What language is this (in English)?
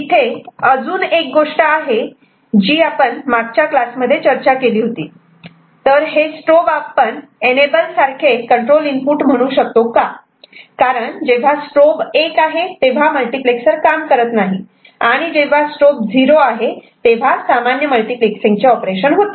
Marathi